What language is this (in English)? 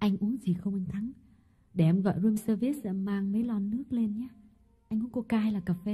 Vietnamese